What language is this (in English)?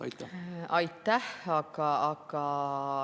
Estonian